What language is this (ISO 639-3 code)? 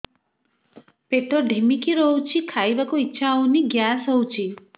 ori